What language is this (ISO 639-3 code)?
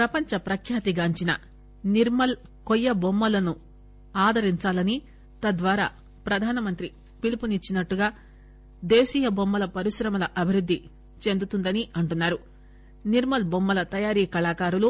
tel